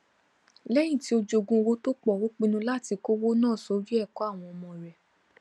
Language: Yoruba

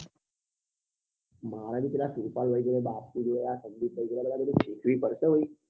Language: Gujarati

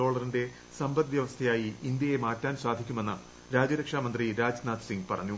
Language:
Malayalam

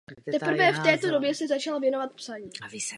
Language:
Czech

